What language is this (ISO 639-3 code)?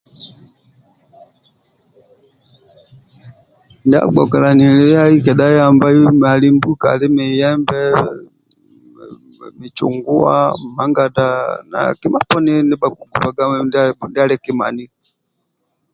rwm